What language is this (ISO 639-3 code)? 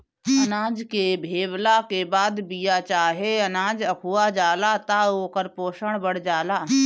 bho